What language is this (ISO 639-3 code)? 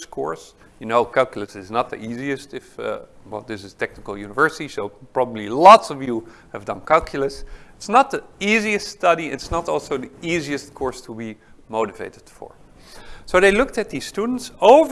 eng